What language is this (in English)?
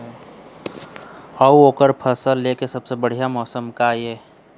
Chhattisgarhi